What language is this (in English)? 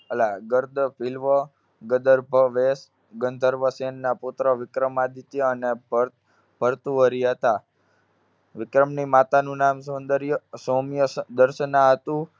Gujarati